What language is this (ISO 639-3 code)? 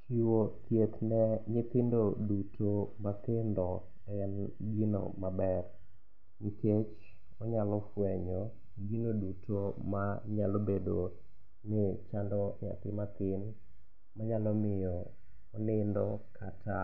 luo